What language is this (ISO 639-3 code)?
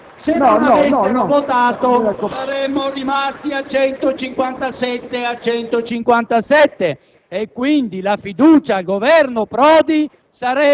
ita